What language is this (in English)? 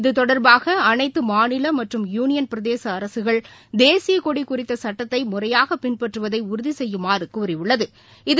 Tamil